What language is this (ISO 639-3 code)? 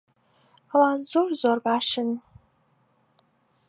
ckb